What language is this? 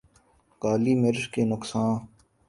Urdu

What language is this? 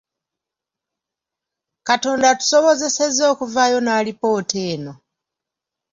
Ganda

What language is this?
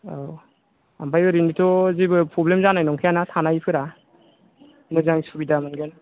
Bodo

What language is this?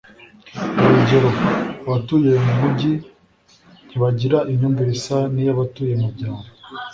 Kinyarwanda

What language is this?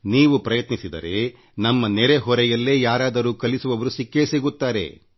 Kannada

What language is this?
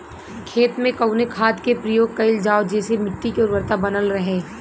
Bhojpuri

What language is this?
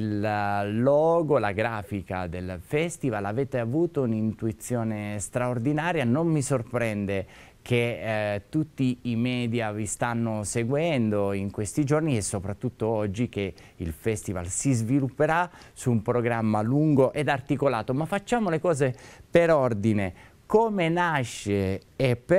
Italian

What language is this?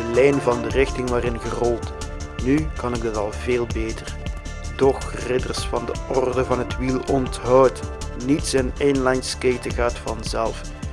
Dutch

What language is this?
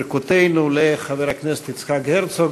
Hebrew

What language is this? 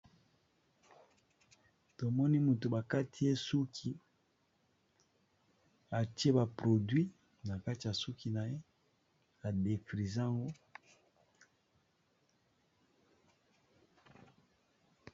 Lingala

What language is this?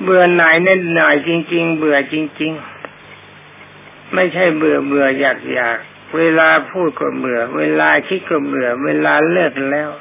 Thai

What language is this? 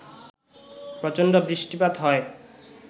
Bangla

